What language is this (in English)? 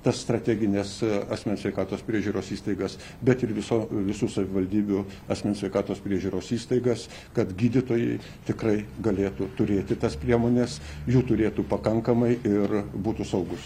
Lithuanian